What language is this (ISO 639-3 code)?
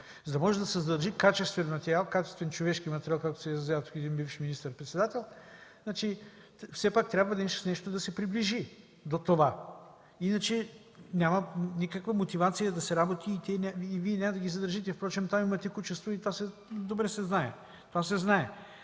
bul